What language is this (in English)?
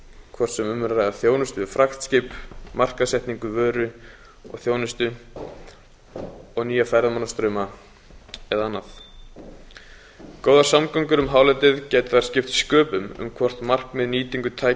Icelandic